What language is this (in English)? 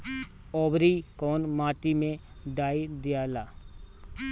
Bhojpuri